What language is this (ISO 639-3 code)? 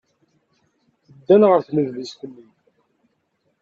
kab